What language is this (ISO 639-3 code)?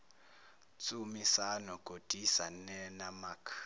zul